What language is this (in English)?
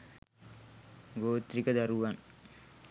Sinhala